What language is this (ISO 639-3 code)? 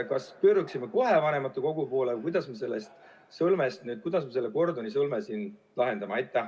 est